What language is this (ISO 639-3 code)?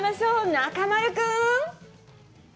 jpn